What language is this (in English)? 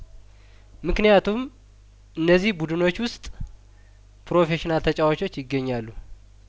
Amharic